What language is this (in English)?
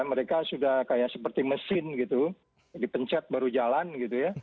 Indonesian